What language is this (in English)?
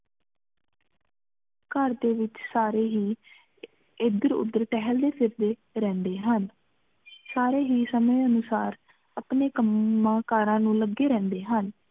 Punjabi